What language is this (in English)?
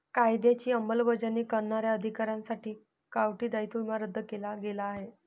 Marathi